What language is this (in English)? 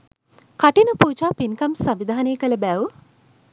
Sinhala